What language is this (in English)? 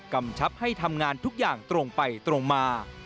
Thai